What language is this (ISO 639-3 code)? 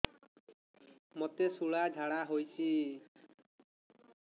ori